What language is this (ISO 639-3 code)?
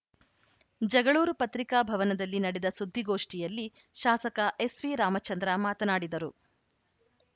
kan